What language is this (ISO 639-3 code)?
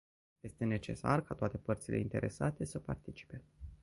ron